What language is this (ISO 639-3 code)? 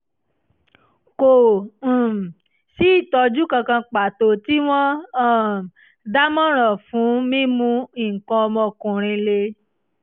yor